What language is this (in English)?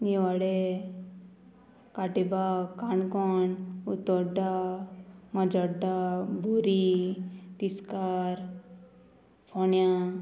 Konkani